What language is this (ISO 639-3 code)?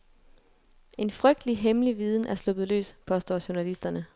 dan